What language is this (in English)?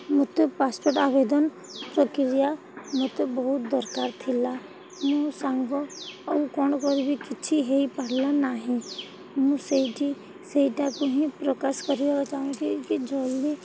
Odia